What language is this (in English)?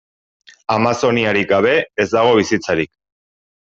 Basque